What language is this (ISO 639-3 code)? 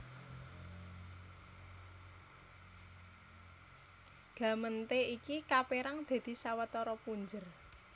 jav